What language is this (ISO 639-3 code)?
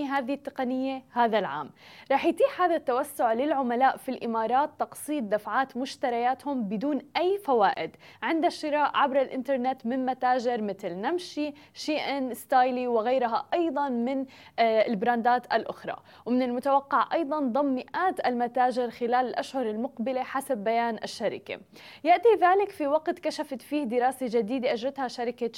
ara